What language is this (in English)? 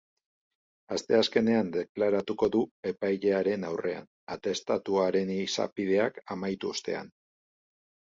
Basque